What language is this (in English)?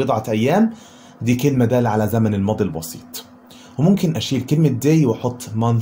Arabic